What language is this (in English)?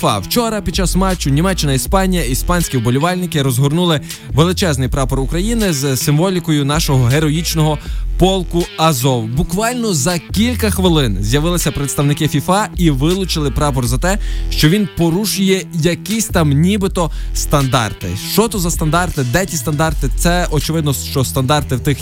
Ukrainian